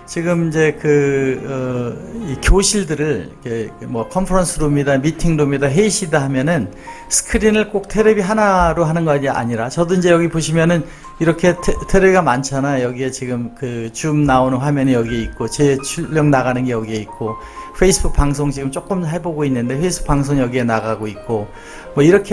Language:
Korean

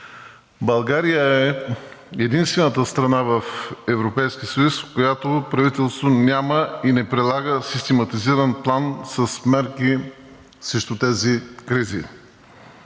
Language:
Bulgarian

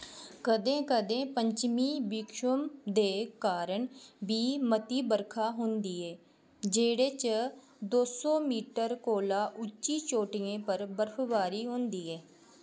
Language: Dogri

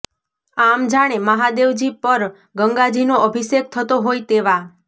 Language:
Gujarati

